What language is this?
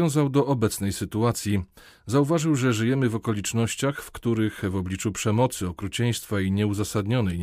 Polish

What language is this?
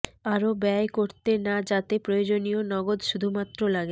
Bangla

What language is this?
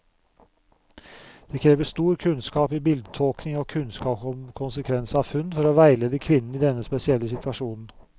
Norwegian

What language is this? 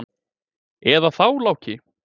Icelandic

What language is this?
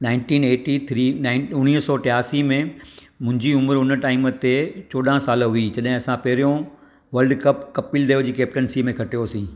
Sindhi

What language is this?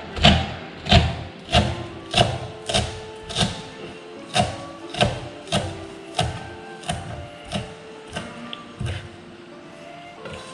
Vietnamese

